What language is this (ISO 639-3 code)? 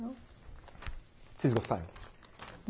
por